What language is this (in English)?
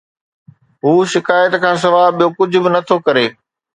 Sindhi